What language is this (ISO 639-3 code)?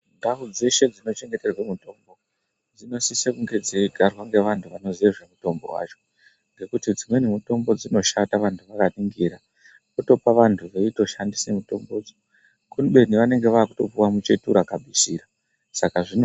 ndc